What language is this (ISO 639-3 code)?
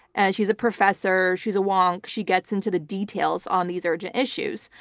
eng